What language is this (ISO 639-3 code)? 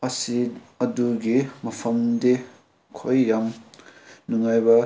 mni